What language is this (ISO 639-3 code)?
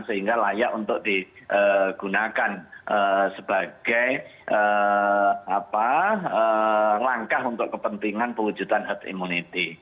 ind